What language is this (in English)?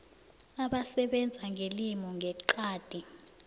South Ndebele